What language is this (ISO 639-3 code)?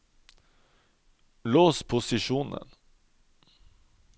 nor